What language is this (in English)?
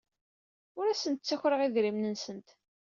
Kabyle